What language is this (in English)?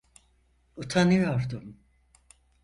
Turkish